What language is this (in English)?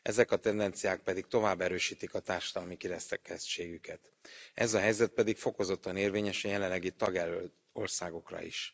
Hungarian